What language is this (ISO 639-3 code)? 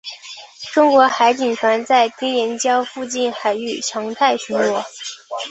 zho